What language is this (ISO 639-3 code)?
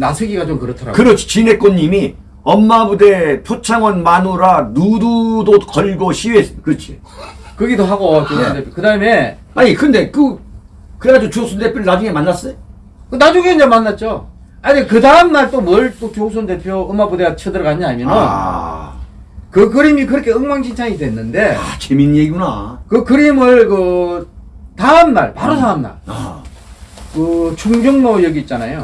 kor